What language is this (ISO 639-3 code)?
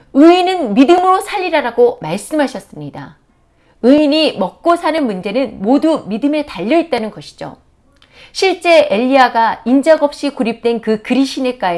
kor